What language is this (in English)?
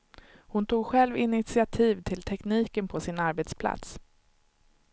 Swedish